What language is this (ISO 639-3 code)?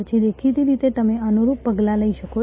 guj